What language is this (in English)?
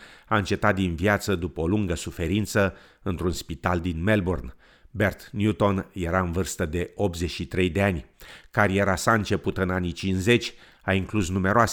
Romanian